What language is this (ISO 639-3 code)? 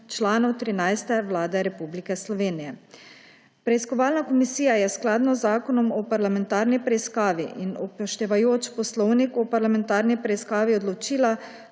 slv